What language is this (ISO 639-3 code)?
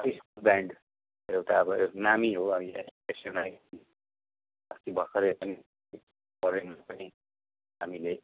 nep